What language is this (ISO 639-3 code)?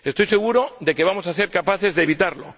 spa